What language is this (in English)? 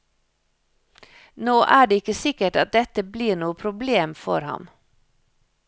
Norwegian